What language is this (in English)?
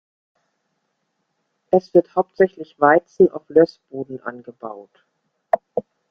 German